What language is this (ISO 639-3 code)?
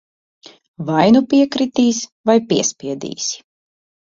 lav